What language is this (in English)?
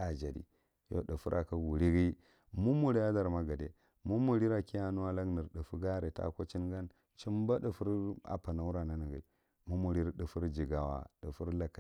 Marghi Central